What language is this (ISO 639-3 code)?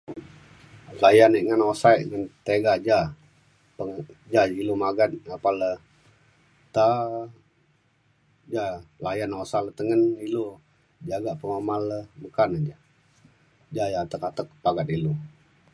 xkl